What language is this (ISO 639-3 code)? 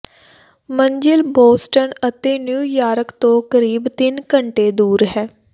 pan